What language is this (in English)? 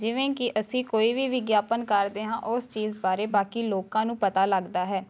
Punjabi